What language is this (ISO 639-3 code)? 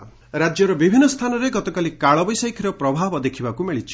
ori